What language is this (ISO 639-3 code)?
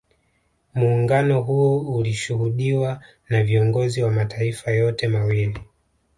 swa